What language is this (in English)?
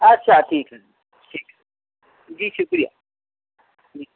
Urdu